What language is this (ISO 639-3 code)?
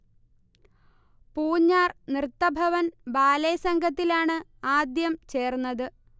mal